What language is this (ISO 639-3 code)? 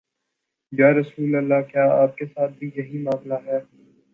urd